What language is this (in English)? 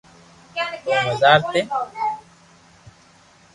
Loarki